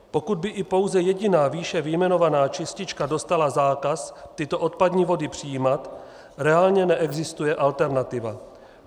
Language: Czech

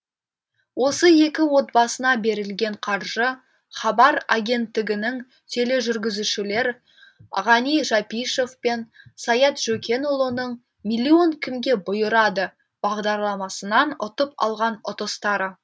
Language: Kazakh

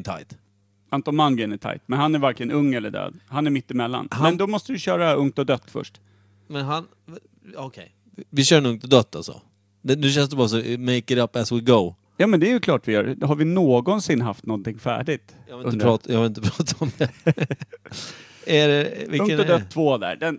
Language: Swedish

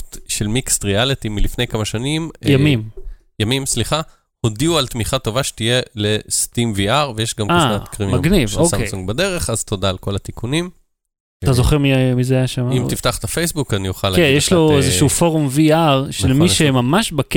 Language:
Hebrew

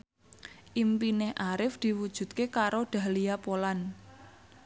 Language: Javanese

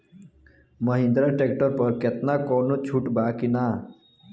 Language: Bhojpuri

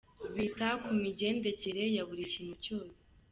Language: Kinyarwanda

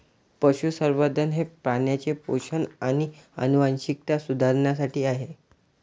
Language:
Marathi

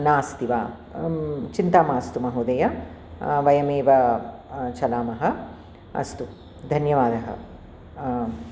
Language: Sanskrit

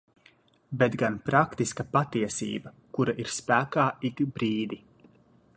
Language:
Latvian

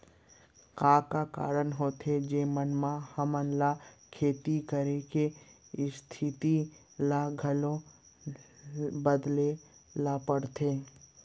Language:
Chhattisgarhi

